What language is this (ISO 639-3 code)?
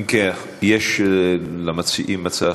heb